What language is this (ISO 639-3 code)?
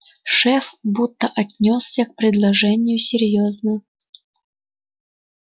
rus